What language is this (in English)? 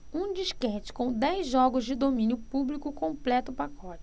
Portuguese